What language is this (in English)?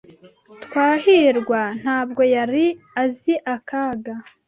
Kinyarwanda